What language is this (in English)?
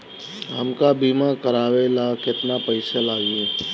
Bhojpuri